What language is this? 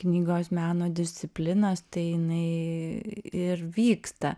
Lithuanian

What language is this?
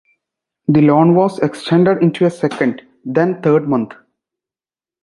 English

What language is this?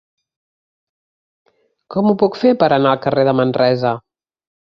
Catalan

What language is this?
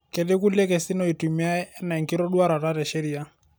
Masai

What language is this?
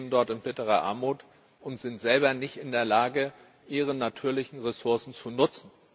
German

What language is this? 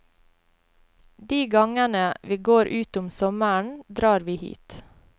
Norwegian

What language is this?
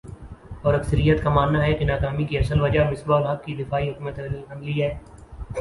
Urdu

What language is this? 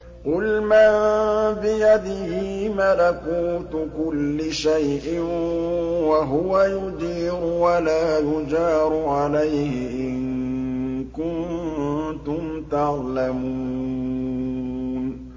Arabic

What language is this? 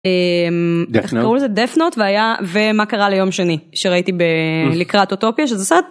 Hebrew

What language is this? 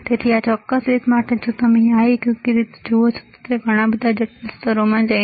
Gujarati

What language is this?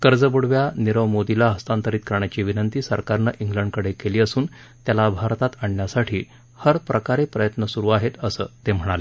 Marathi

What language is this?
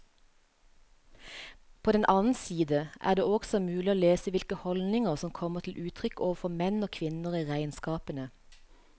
Norwegian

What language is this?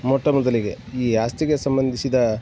Kannada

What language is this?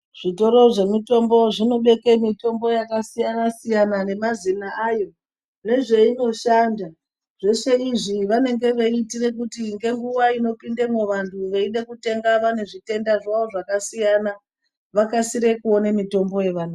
Ndau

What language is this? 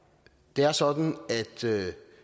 Danish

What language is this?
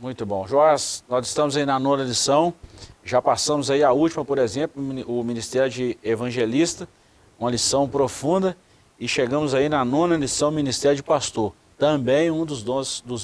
Portuguese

